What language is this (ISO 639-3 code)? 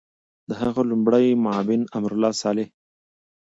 pus